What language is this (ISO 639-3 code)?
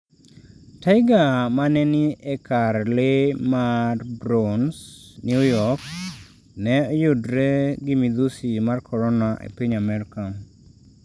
luo